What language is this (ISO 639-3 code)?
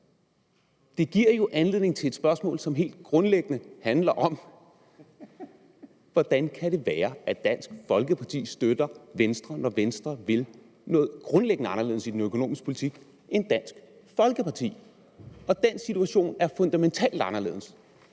dan